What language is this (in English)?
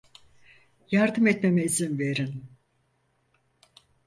Turkish